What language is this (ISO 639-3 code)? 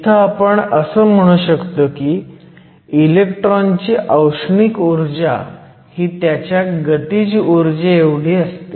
mar